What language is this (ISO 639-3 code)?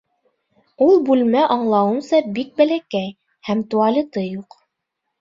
bak